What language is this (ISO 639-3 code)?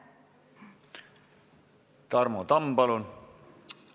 est